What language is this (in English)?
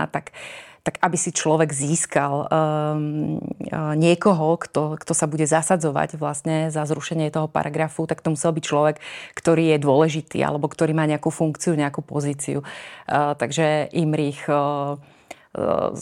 Slovak